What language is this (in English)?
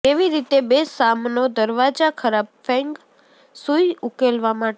Gujarati